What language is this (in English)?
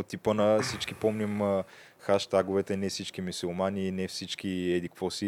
Bulgarian